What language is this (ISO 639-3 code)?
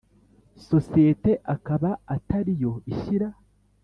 kin